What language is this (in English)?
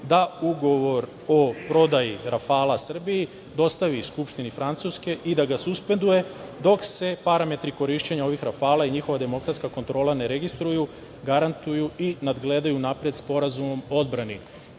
Serbian